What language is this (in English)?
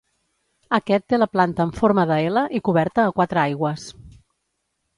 Catalan